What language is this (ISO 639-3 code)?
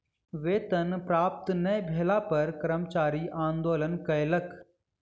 mai